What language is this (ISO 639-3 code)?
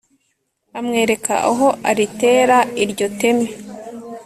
kin